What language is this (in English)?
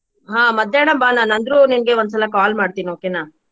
Kannada